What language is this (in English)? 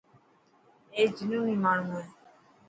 Dhatki